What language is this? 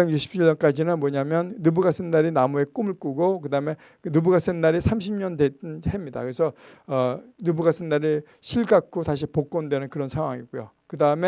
Korean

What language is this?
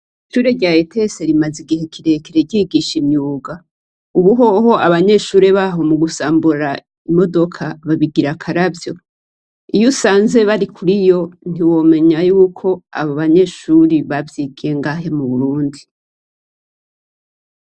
Rundi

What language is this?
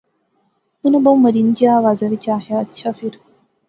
Pahari-Potwari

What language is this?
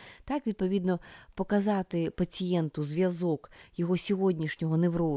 Ukrainian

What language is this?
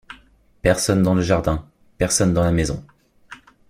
French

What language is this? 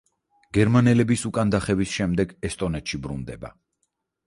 Georgian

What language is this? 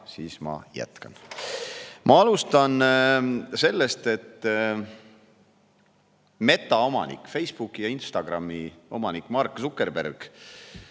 Estonian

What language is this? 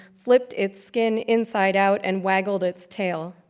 English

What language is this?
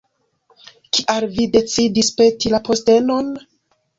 Esperanto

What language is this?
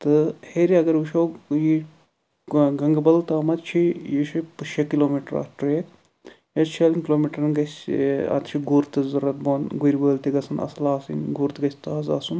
Kashmiri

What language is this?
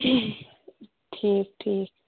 Kashmiri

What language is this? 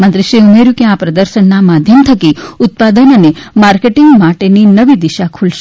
Gujarati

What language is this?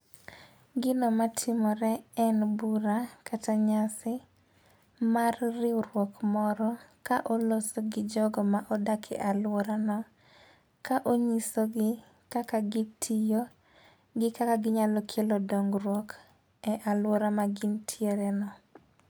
Luo (Kenya and Tanzania)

